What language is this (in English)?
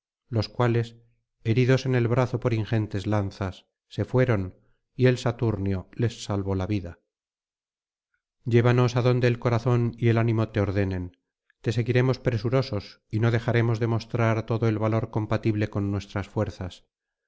Spanish